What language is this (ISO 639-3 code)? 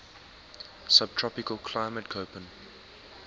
eng